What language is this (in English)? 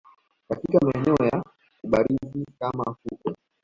Swahili